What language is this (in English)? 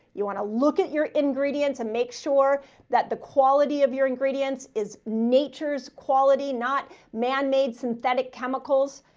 English